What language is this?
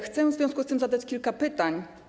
Polish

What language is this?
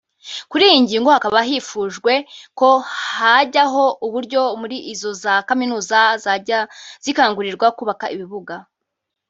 Kinyarwanda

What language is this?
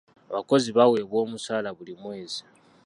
Ganda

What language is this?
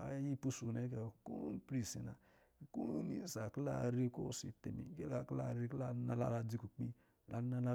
Lijili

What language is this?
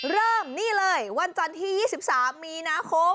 Thai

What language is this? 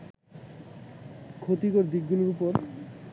Bangla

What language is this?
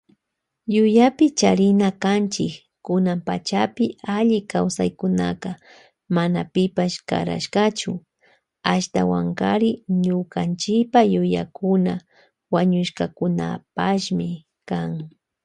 Loja Highland Quichua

